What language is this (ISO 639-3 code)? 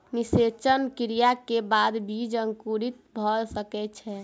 mai